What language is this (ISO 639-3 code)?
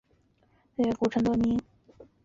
zho